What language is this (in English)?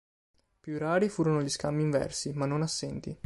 Italian